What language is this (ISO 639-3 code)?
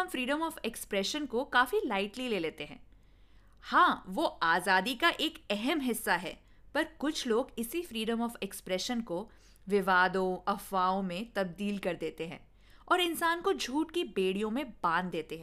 hin